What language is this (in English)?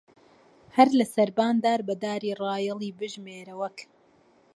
Central Kurdish